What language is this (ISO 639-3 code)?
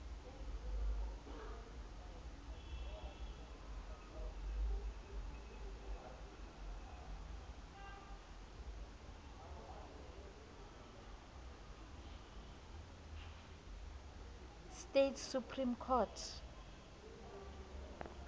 sot